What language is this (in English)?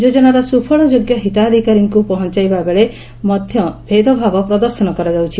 Odia